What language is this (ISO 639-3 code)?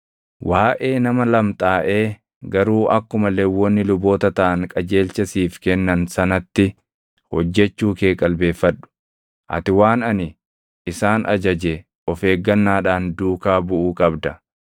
orm